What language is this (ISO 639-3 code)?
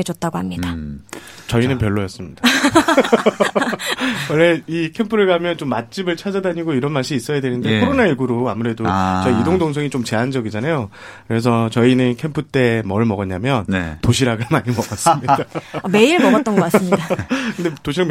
kor